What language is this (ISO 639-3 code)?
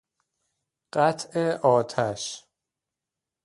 fas